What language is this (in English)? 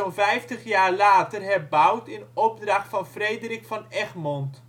Dutch